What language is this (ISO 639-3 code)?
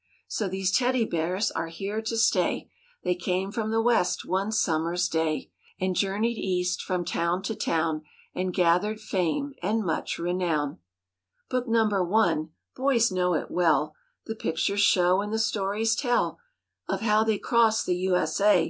eng